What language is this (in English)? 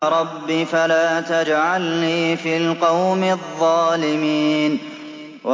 Arabic